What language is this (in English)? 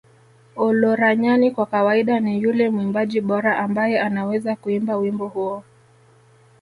Swahili